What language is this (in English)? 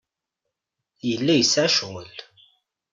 Kabyle